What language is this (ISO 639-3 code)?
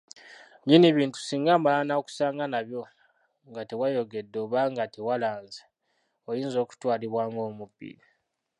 lug